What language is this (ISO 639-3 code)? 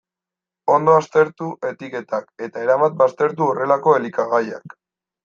eus